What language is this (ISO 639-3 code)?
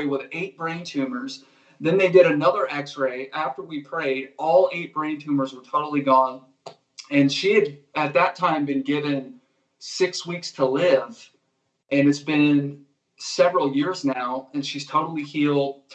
eng